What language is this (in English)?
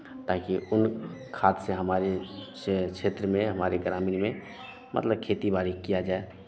Hindi